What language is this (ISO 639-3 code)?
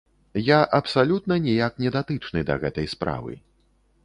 bel